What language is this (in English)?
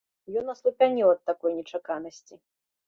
Belarusian